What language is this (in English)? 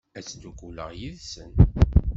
Kabyle